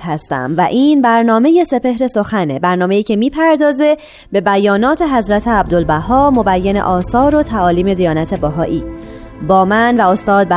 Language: Persian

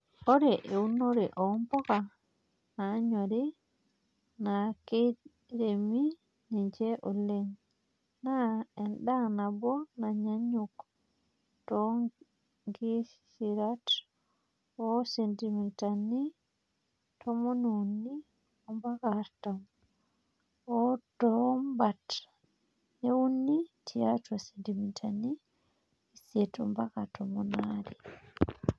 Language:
Masai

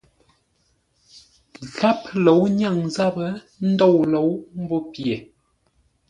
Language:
Ngombale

